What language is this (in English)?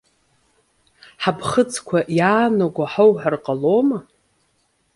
Abkhazian